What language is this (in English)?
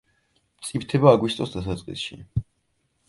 Georgian